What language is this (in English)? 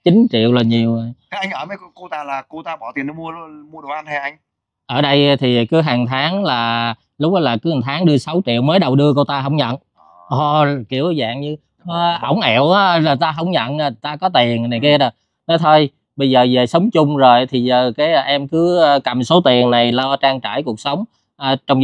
Vietnamese